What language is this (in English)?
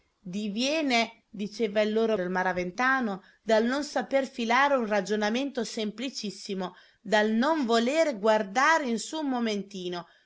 Italian